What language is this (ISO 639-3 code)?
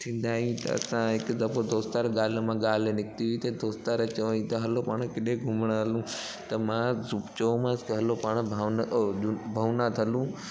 snd